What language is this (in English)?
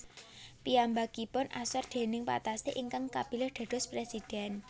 Javanese